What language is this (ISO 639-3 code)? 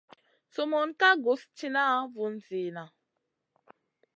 mcn